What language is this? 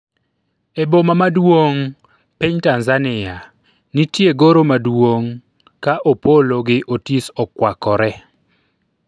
Luo (Kenya and Tanzania)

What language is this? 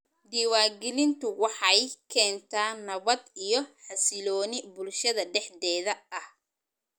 Somali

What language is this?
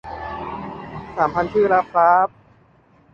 Thai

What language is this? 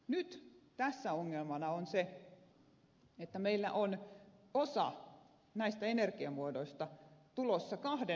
Finnish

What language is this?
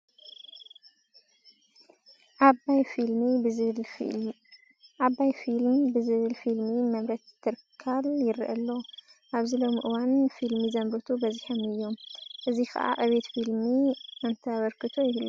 Tigrinya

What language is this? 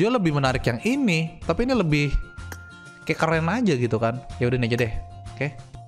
Indonesian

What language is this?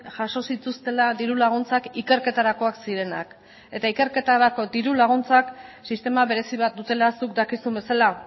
Basque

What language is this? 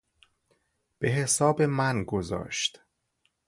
Persian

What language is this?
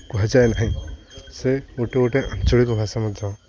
Odia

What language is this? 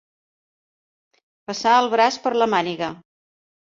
Catalan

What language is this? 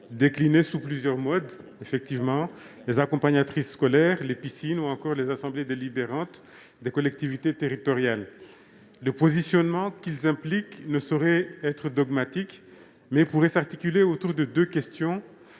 French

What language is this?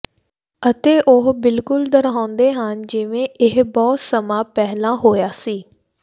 Punjabi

